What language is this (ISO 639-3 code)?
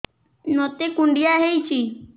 ori